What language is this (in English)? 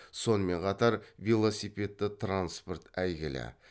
Kazakh